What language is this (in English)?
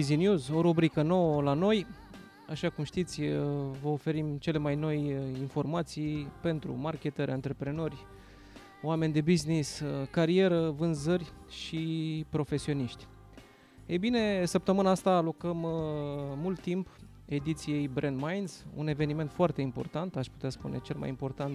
Romanian